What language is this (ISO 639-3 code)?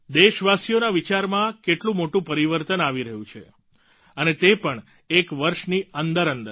guj